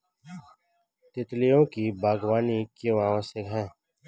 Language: Hindi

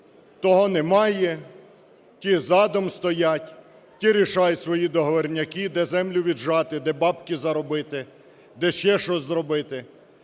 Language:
Ukrainian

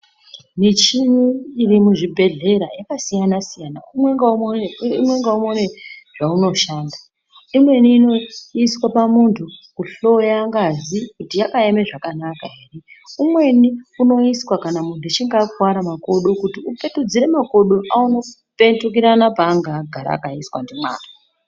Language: Ndau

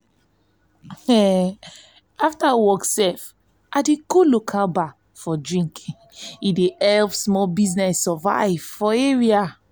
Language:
Nigerian Pidgin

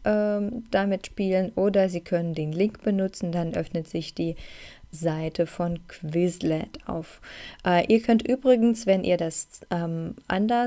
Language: German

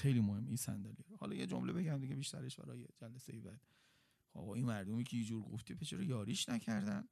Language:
Persian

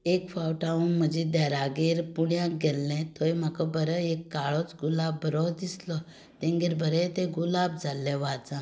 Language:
Konkani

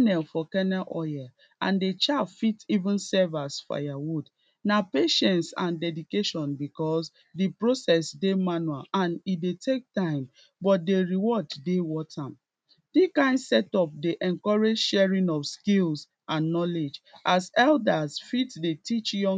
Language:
Nigerian Pidgin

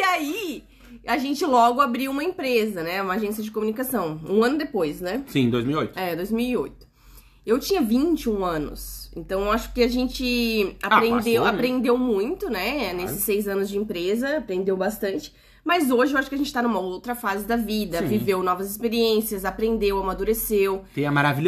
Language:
Portuguese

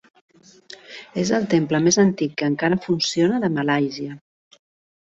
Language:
Catalan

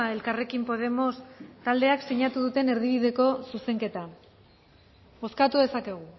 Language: Basque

